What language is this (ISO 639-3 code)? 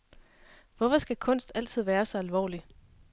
dan